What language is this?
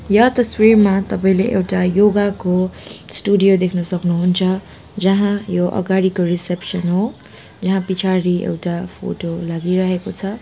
Nepali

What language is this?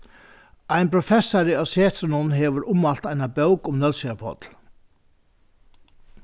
Faroese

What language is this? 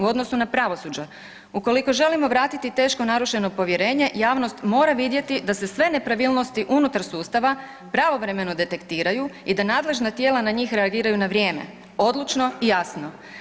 Croatian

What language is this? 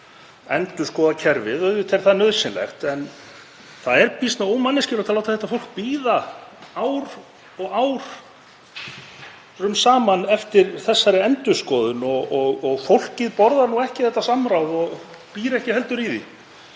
Icelandic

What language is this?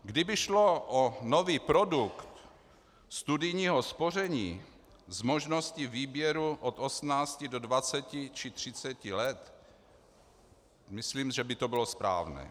Czech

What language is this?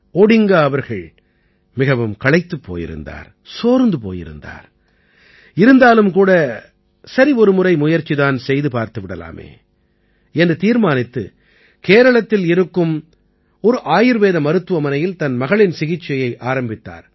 Tamil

